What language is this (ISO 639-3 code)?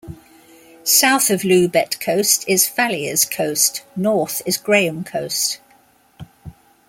eng